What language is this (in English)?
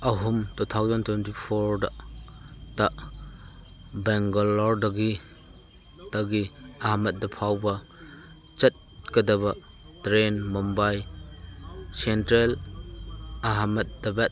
Manipuri